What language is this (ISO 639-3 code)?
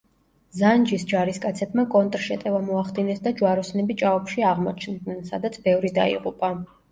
kat